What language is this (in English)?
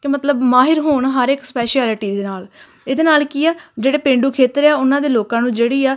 Punjabi